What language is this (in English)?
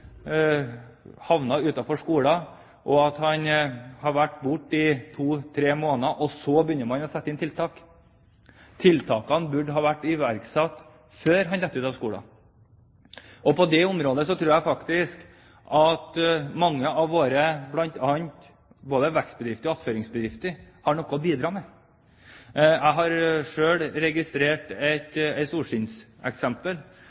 Norwegian Bokmål